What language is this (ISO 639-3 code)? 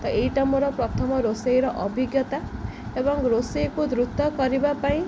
ori